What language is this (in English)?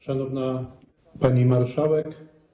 Polish